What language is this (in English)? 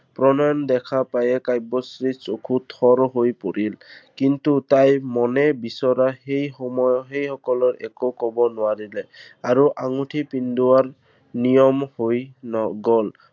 Assamese